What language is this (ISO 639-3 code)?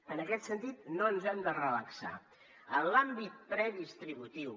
cat